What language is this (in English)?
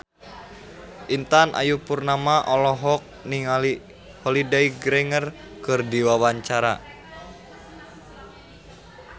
Sundanese